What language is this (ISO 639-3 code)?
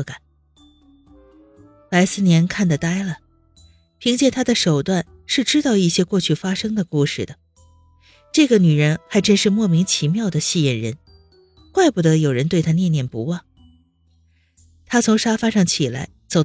zho